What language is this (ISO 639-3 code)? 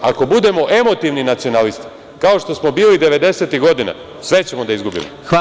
srp